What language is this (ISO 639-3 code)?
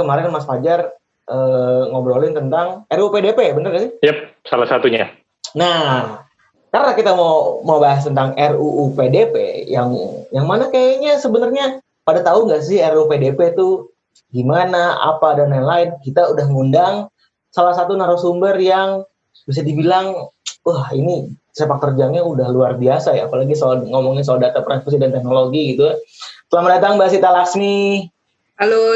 ind